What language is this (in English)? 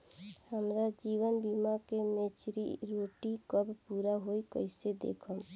Bhojpuri